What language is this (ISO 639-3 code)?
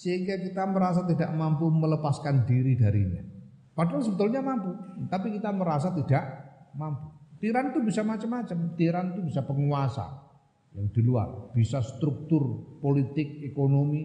ind